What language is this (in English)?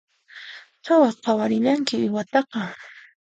Puno Quechua